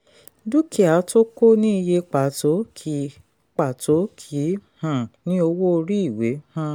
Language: Yoruba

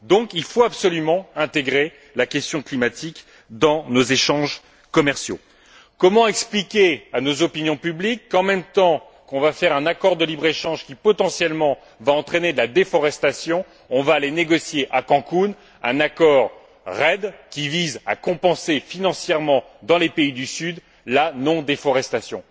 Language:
French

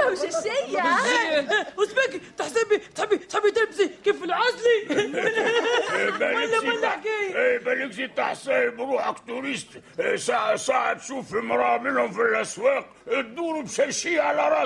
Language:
Arabic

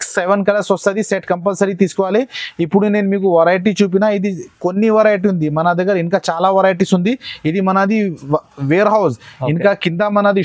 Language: Telugu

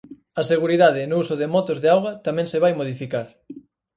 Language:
Galician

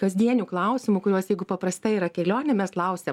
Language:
Lithuanian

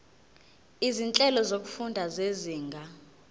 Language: Zulu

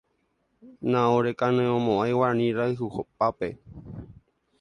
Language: Guarani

